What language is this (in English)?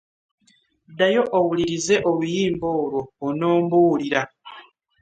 Ganda